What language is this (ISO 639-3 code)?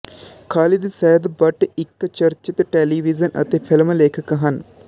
pan